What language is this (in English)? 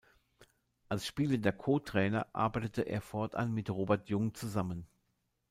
German